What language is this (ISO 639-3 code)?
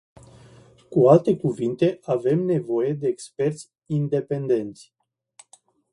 ron